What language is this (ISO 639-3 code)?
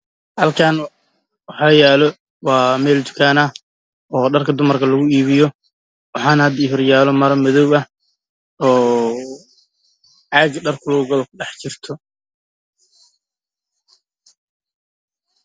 som